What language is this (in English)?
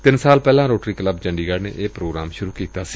Punjabi